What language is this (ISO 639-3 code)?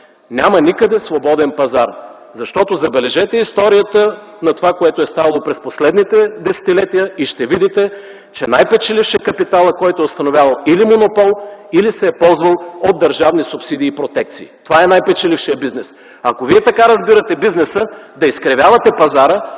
bul